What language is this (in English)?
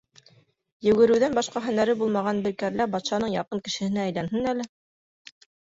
Bashkir